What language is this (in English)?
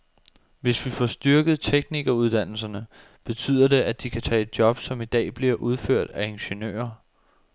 Danish